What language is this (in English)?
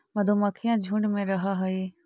Magahi